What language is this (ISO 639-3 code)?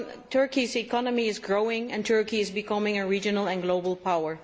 eng